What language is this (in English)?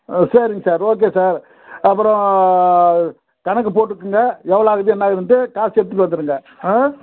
Tamil